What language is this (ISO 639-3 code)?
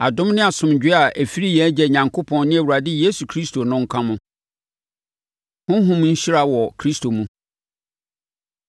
aka